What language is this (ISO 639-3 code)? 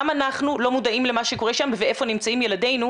heb